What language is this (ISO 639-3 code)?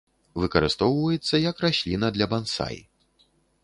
bel